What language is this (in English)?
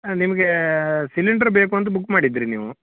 Kannada